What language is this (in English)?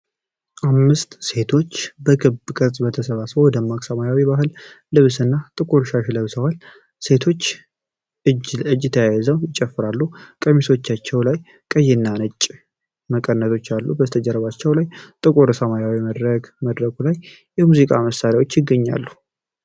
Amharic